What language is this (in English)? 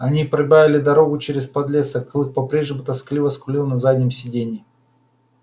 Russian